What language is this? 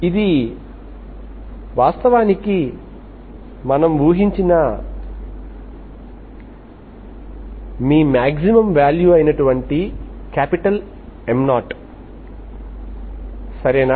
Telugu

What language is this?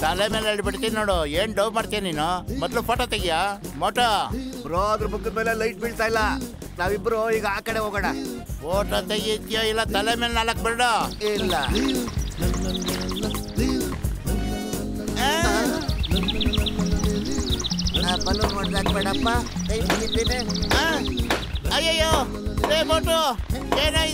Kannada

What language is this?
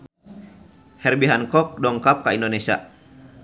Sundanese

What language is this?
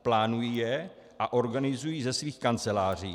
Czech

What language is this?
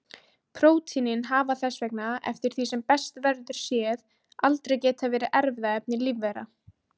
Icelandic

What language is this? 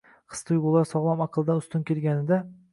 Uzbek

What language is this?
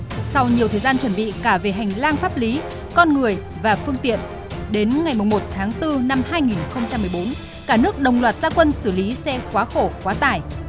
Vietnamese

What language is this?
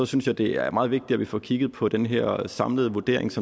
Danish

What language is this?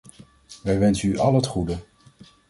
Dutch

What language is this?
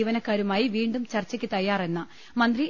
Malayalam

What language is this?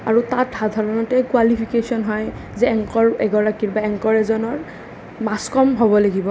Assamese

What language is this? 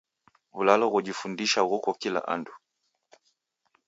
Taita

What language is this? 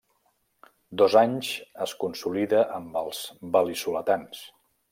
Catalan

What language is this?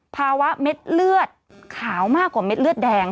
Thai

